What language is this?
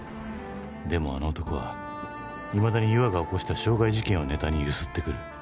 Japanese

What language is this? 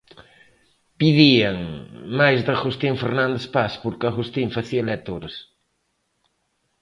Galician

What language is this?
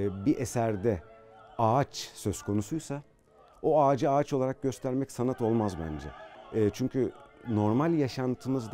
Turkish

